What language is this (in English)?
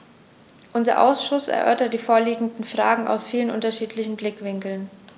German